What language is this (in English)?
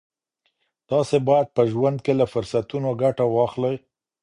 Pashto